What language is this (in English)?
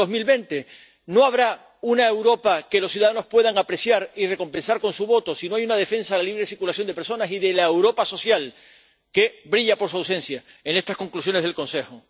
Spanish